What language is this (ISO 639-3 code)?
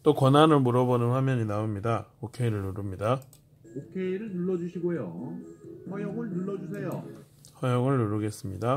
kor